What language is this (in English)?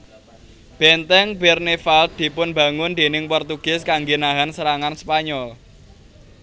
Javanese